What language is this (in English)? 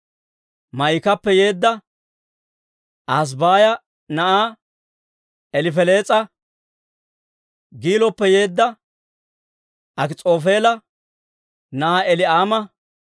Dawro